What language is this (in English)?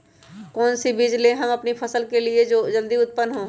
Magahi